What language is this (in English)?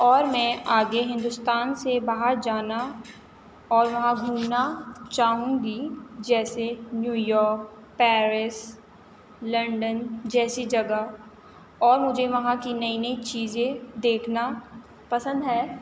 Urdu